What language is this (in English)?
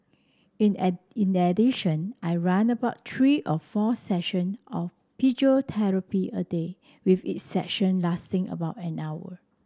English